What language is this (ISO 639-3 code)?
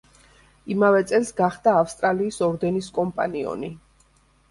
kat